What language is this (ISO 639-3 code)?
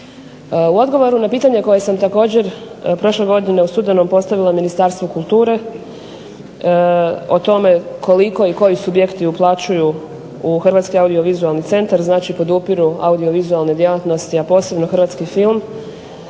hrv